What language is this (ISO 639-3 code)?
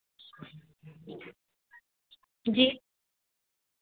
hin